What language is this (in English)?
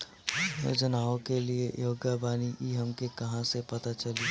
Bhojpuri